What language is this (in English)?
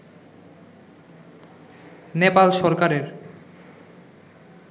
Bangla